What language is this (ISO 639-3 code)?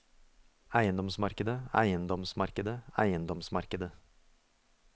nor